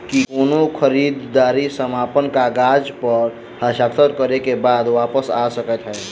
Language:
Maithili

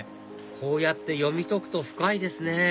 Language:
Japanese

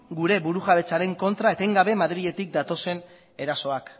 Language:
Basque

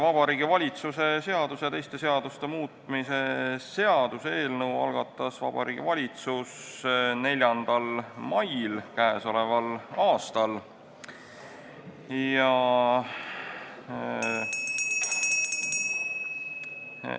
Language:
Estonian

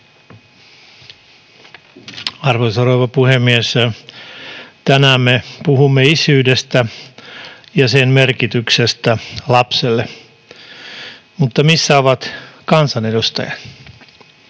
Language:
Finnish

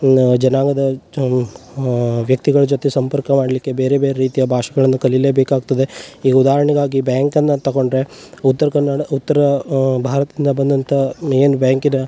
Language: Kannada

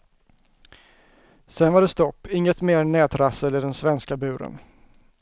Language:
Swedish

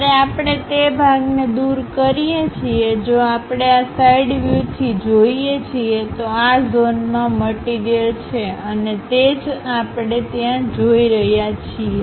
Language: Gujarati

